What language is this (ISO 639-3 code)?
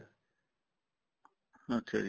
pan